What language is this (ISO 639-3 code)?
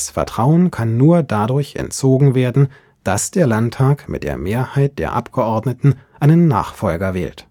deu